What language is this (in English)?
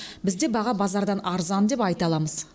Kazakh